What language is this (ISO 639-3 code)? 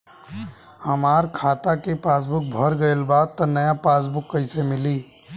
bho